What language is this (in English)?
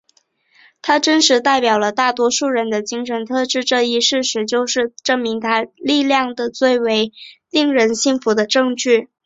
Chinese